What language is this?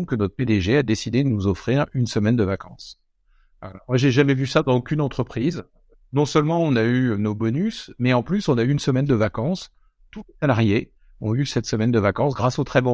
French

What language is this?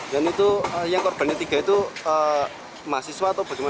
Indonesian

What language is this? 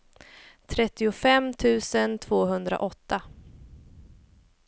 Swedish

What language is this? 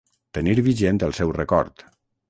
Catalan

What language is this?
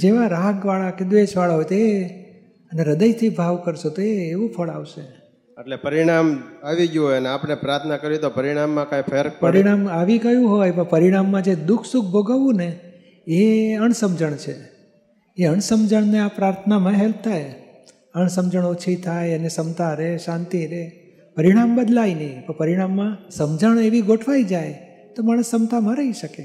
Gujarati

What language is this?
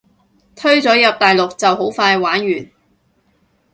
Cantonese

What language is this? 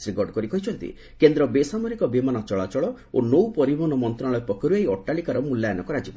Odia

